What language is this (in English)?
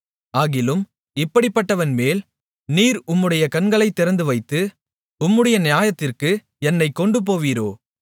Tamil